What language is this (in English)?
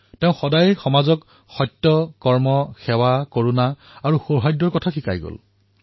Assamese